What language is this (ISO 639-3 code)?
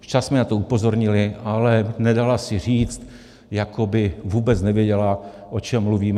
ces